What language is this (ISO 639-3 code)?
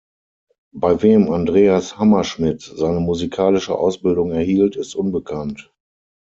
deu